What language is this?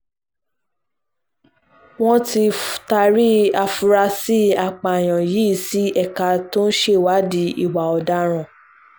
Yoruba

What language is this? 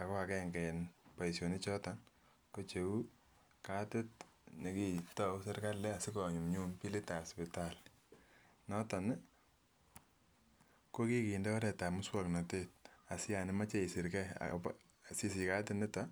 Kalenjin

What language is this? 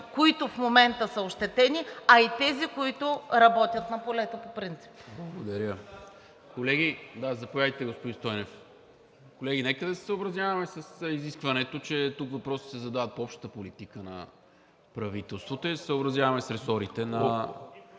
Bulgarian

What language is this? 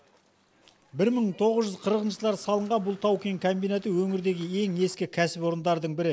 Kazakh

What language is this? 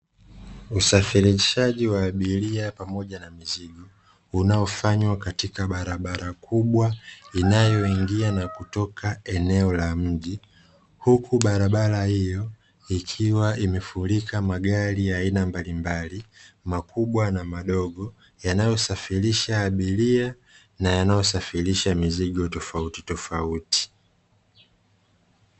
Swahili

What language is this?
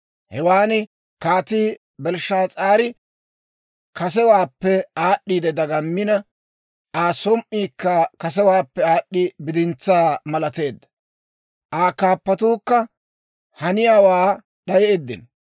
Dawro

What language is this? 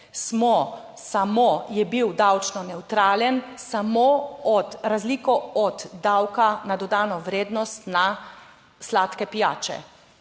Slovenian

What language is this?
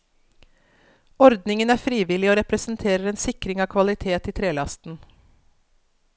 Norwegian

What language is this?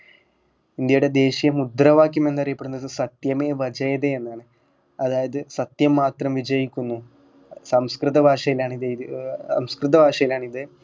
Malayalam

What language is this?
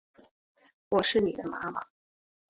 Chinese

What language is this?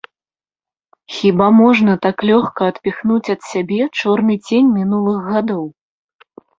Belarusian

